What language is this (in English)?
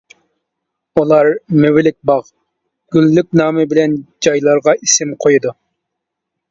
Uyghur